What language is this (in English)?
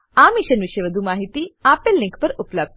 Gujarati